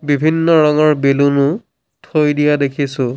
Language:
Assamese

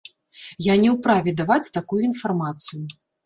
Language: Belarusian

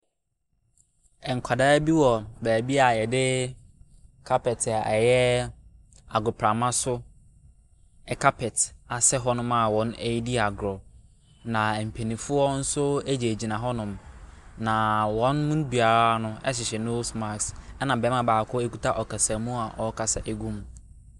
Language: Akan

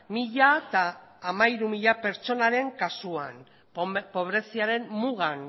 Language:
Basque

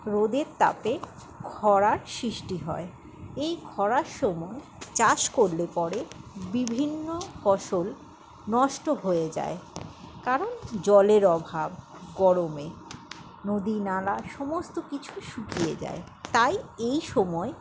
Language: Bangla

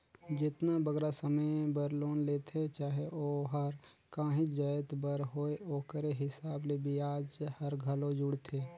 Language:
Chhattisgarhi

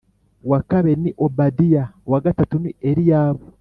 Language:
Kinyarwanda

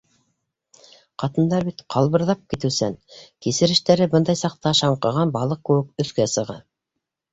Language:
Bashkir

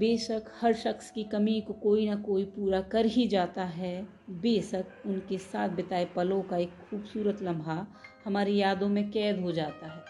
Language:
Hindi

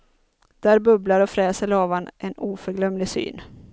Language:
Swedish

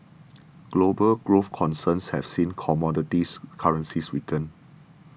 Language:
English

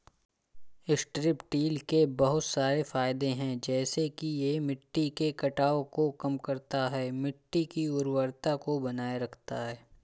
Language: Hindi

